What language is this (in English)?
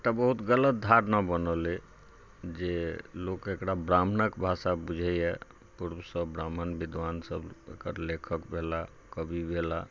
Maithili